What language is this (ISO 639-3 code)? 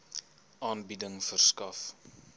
afr